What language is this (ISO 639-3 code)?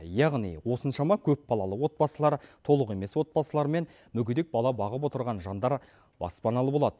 kaz